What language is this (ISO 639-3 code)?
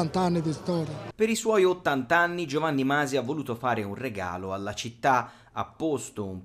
ita